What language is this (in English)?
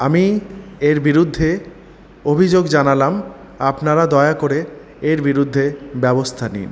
Bangla